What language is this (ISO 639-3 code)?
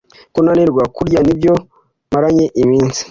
kin